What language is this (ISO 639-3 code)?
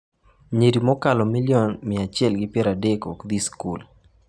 luo